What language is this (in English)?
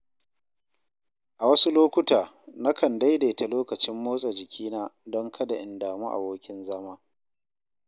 Hausa